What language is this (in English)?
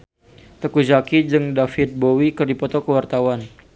Sundanese